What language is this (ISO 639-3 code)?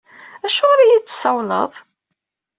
kab